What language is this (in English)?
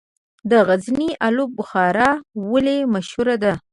Pashto